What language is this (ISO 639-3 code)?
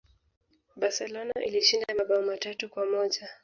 swa